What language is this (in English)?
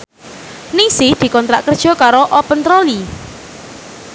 Javanese